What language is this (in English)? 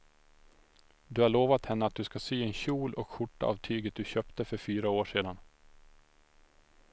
Swedish